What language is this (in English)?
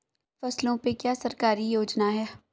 Hindi